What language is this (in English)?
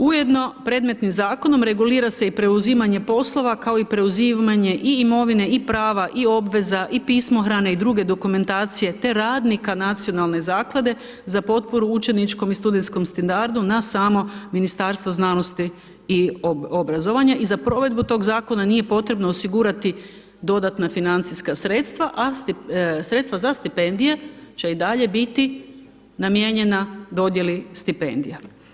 Croatian